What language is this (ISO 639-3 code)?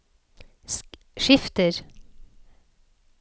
nor